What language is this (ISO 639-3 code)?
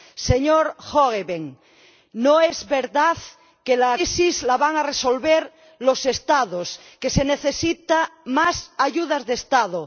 spa